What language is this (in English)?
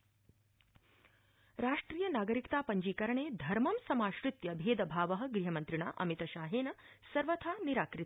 Sanskrit